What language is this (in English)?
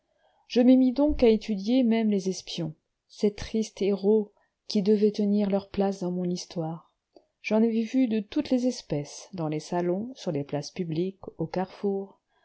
French